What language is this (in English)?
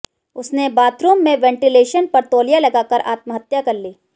Hindi